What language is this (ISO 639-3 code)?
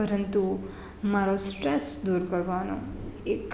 guj